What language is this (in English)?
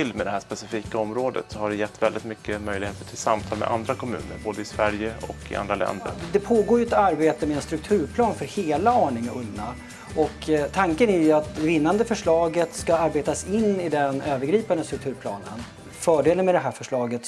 Swedish